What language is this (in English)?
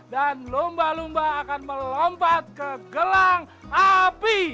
Indonesian